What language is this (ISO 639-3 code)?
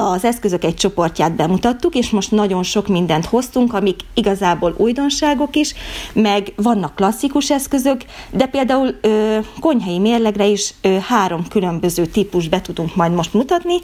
hun